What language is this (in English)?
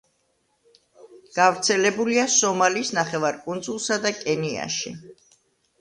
Georgian